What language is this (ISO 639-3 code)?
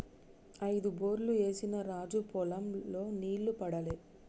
tel